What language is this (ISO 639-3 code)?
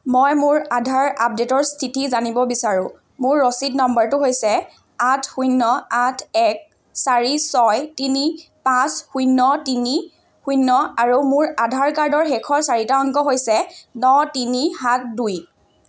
asm